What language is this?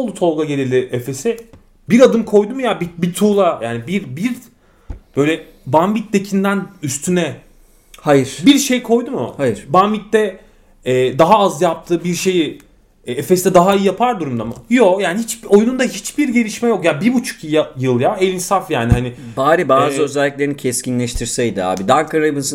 Turkish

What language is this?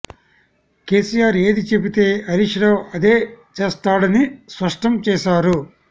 Telugu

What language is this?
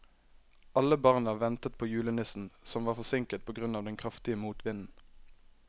Norwegian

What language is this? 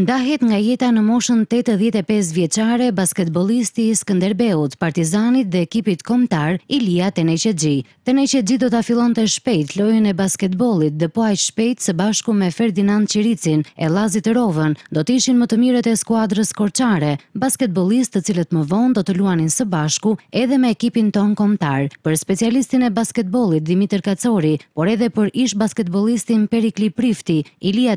Romanian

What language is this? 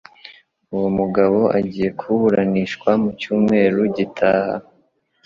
Kinyarwanda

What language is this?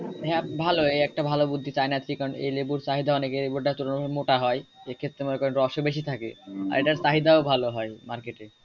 Bangla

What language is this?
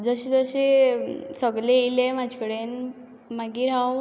Konkani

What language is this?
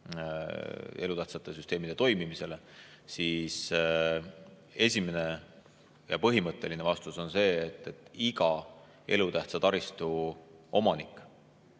Estonian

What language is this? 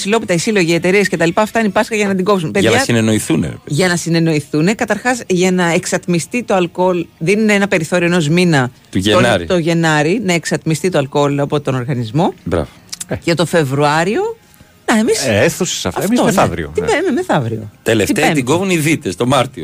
Greek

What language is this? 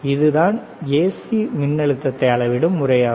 Tamil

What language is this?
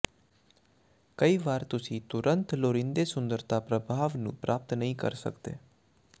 Punjabi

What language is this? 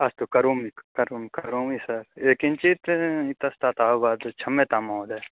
Sanskrit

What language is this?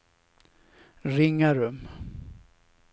Swedish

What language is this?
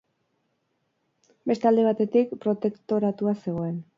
Basque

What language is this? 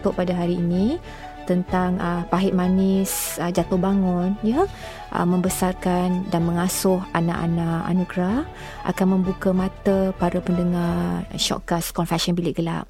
Malay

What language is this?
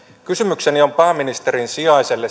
Finnish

